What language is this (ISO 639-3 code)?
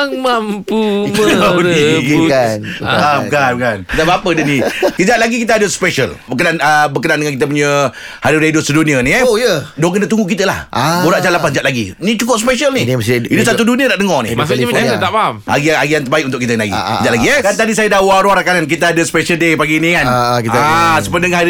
msa